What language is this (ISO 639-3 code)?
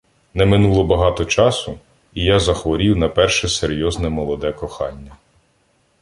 ukr